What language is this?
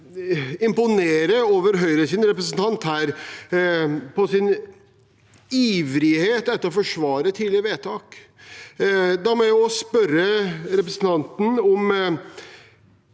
Norwegian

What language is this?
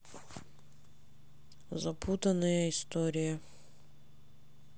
Russian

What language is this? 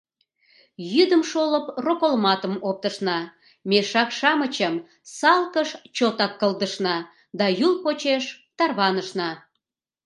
Mari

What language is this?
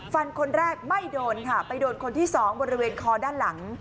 Thai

